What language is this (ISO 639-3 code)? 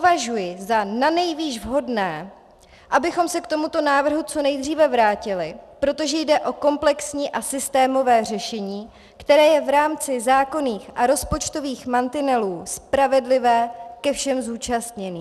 ces